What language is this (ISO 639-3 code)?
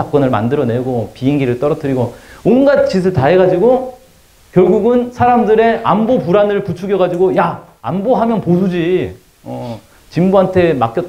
kor